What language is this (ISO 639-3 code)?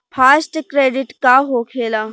bho